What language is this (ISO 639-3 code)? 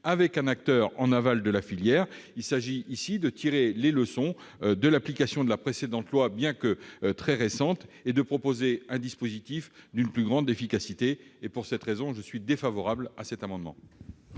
fra